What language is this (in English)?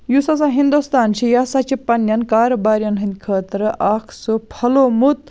Kashmiri